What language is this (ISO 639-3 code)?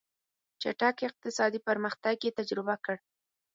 pus